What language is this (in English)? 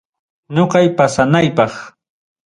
Ayacucho Quechua